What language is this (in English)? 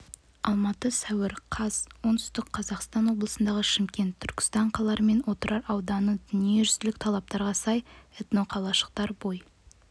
Kazakh